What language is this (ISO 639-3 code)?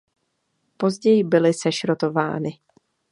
ces